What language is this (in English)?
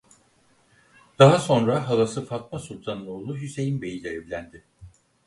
Turkish